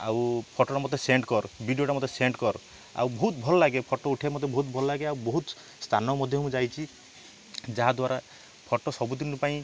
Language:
Odia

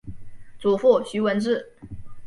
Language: Chinese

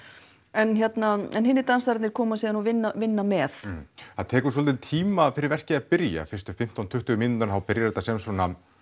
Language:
Icelandic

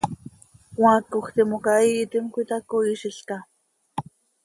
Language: Seri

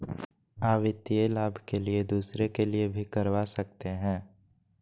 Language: Magahi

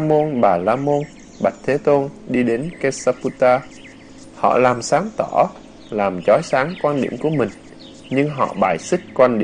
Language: Vietnamese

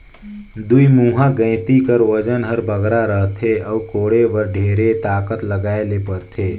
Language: Chhattisgarhi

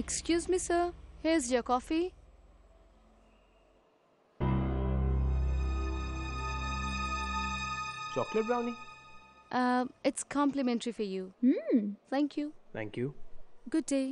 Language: Hindi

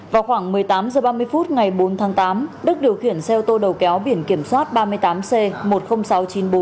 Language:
Vietnamese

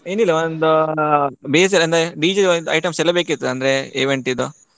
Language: Kannada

